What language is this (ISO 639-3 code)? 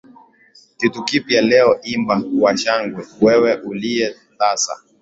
swa